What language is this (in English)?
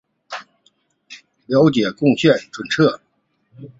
Chinese